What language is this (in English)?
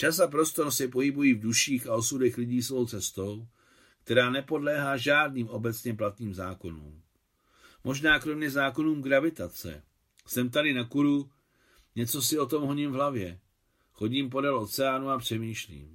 Czech